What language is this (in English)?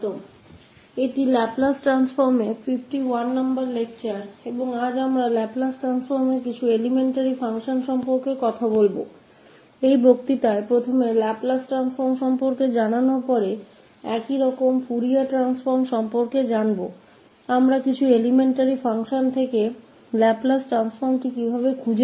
Hindi